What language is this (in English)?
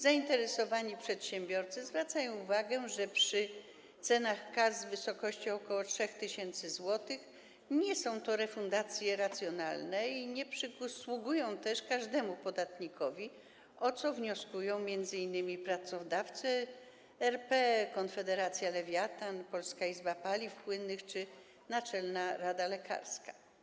Polish